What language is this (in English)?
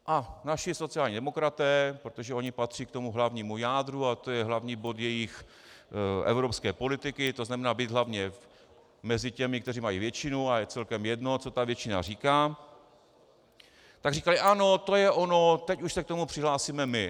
Czech